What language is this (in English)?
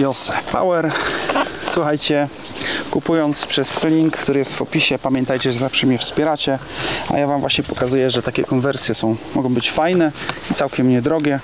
Polish